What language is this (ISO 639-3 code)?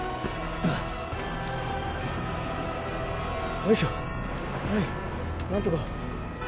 jpn